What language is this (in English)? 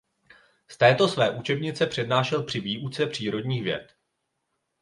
Czech